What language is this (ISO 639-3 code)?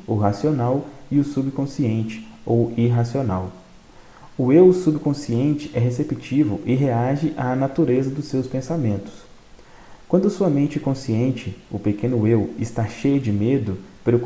por